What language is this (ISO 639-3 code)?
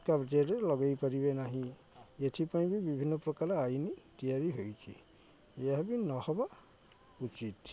ori